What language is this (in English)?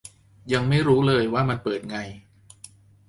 Thai